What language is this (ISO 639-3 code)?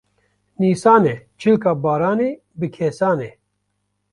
kur